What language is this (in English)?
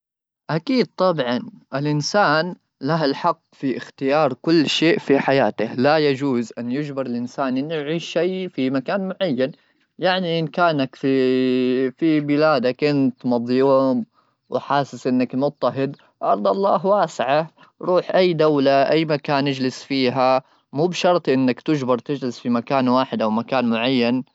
Gulf Arabic